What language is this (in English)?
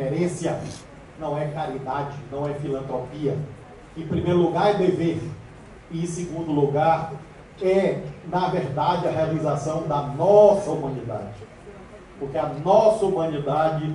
Portuguese